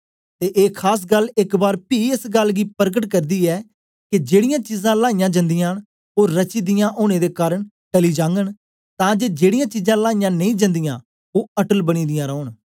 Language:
Dogri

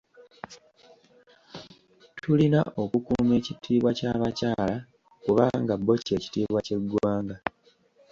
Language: Ganda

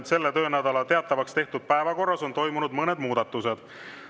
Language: Estonian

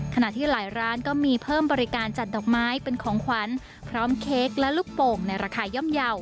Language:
Thai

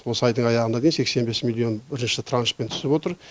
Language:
Kazakh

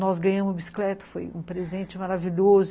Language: Portuguese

